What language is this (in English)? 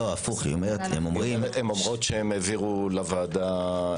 Hebrew